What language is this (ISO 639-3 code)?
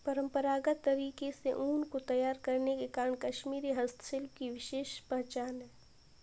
hin